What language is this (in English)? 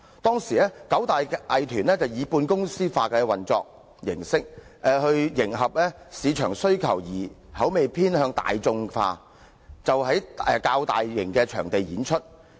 Cantonese